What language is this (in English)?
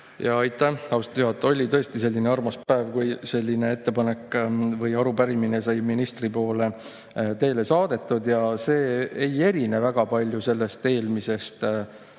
Estonian